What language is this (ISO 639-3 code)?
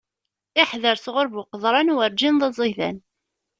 kab